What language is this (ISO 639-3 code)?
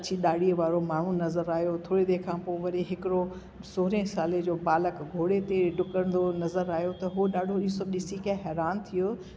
snd